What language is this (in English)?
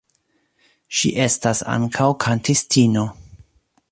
Esperanto